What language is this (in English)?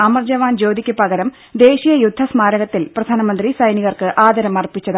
Malayalam